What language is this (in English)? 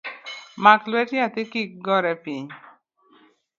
Luo (Kenya and Tanzania)